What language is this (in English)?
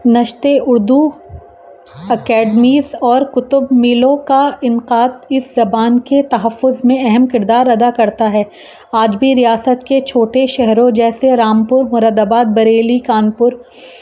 Urdu